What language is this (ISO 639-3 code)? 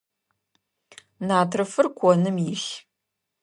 ady